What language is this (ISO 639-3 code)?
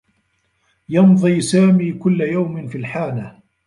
ara